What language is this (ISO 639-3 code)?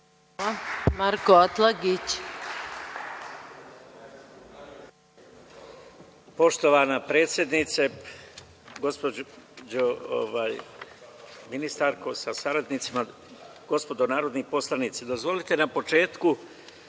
srp